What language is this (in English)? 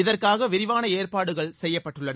Tamil